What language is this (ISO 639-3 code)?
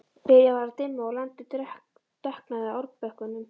isl